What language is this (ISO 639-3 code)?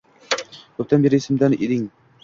uzb